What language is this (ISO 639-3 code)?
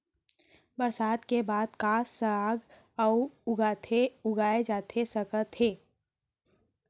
hne